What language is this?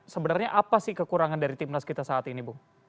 Indonesian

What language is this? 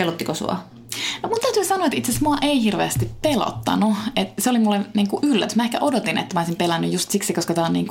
Finnish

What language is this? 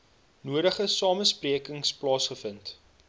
Afrikaans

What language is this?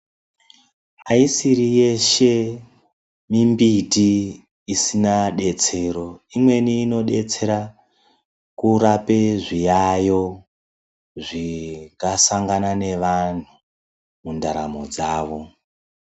Ndau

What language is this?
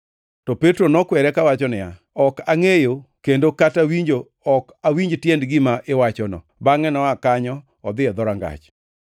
Luo (Kenya and Tanzania)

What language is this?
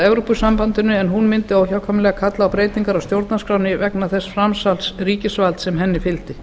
Icelandic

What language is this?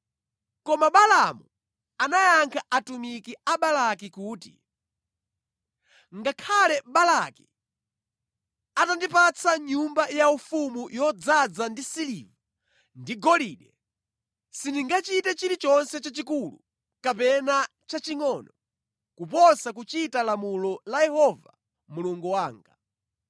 Nyanja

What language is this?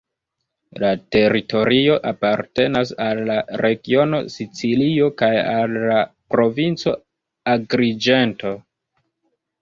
Esperanto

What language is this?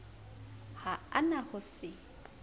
Southern Sotho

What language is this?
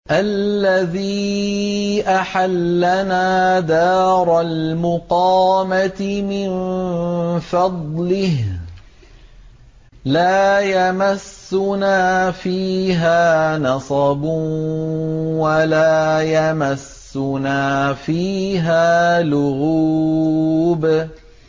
Arabic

